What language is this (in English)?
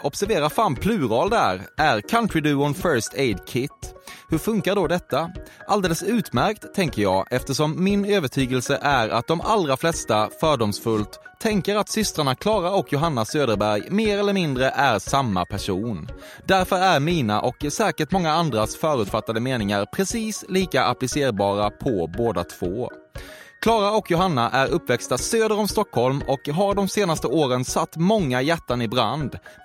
Swedish